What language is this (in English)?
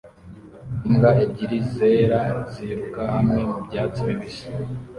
Kinyarwanda